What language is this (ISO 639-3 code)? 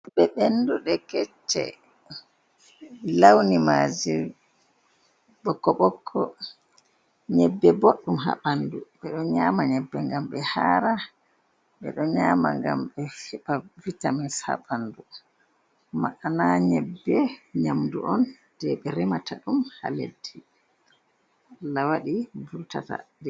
ful